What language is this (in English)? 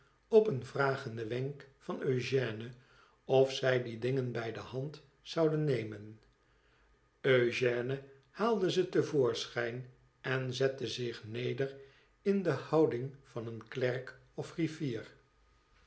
Dutch